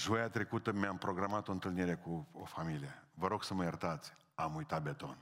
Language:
Romanian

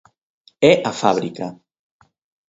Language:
Galician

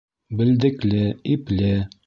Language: Bashkir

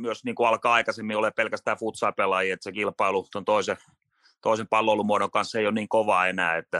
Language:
Finnish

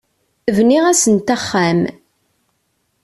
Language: Kabyle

